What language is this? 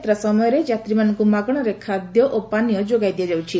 Odia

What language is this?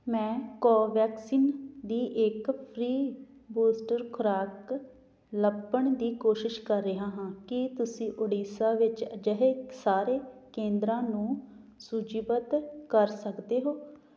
Punjabi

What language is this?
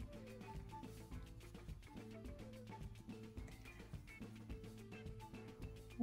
Romanian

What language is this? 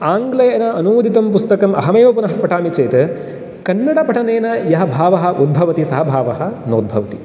Sanskrit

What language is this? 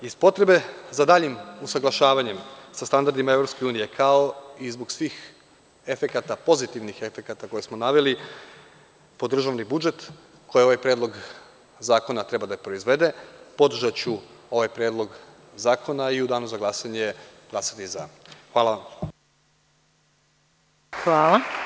Serbian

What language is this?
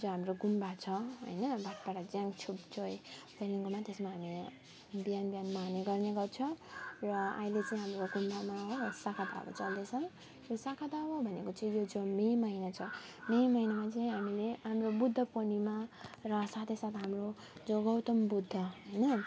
Nepali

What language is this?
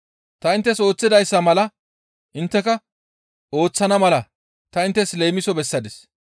Gamo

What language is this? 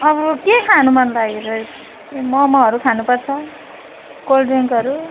Nepali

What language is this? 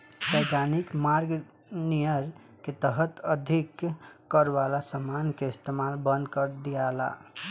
Bhojpuri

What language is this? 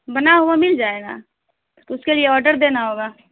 Urdu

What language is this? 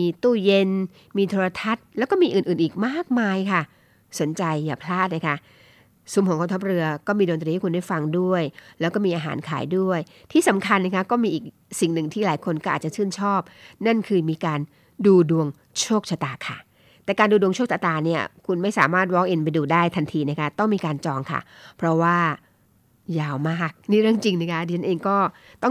Thai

